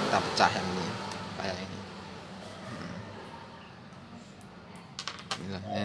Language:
Indonesian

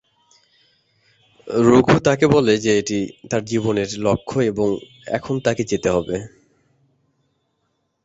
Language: Bangla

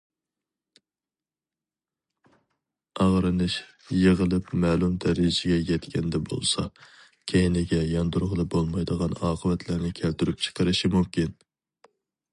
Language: Uyghur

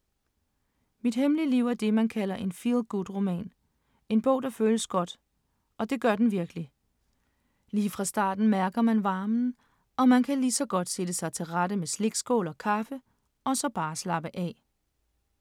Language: Danish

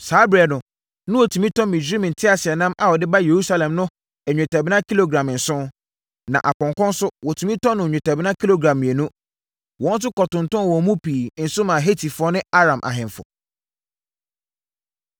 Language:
Akan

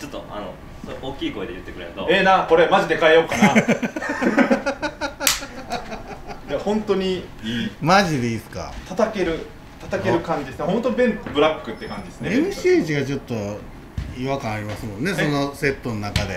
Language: Japanese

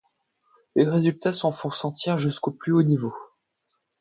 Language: French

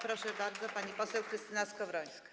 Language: Polish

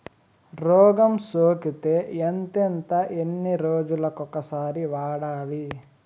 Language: Telugu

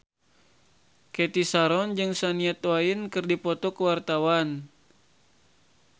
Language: Sundanese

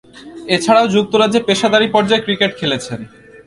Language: Bangla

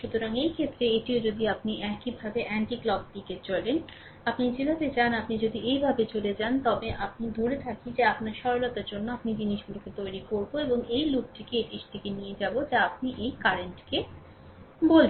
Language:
Bangla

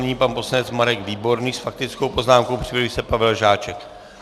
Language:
Czech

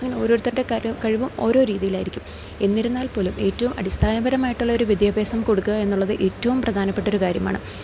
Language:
Malayalam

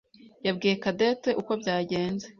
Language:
Kinyarwanda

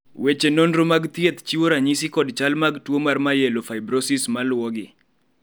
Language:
Luo (Kenya and Tanzania)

